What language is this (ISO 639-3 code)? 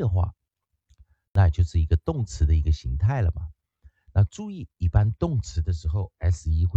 zho